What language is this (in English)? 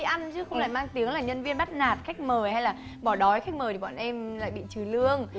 Vietnamese